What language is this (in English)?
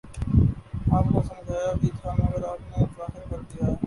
Urdu